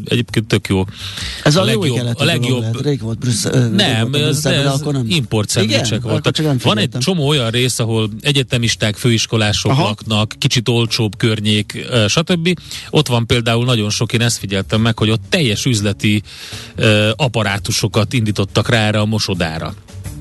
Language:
Hungarian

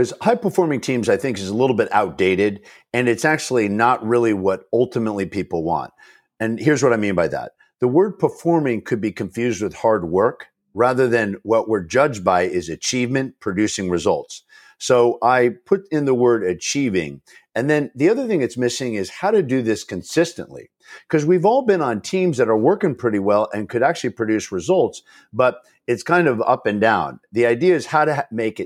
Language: English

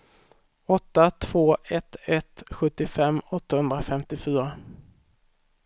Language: Swedish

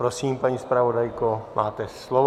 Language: Czech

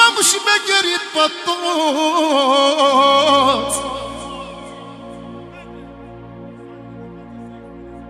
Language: Romanian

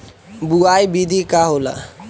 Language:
Bhojpuri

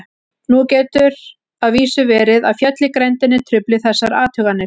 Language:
Icelandic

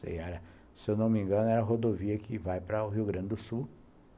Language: Portuguese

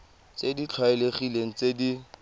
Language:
Tswana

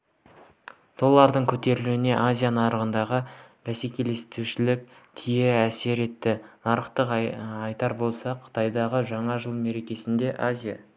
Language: Kazakh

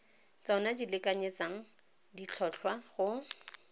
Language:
Tswana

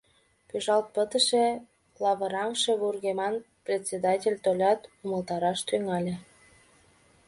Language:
Mari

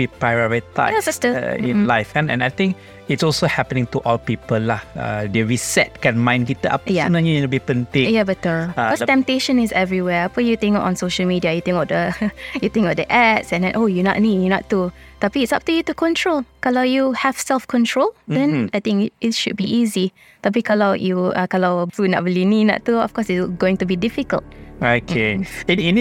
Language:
Malay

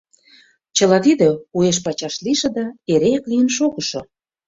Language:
Mari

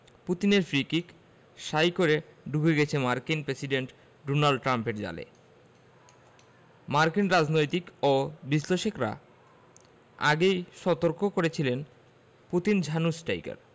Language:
Bangla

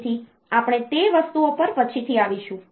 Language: Gujarati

